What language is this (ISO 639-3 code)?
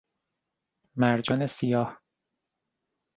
fas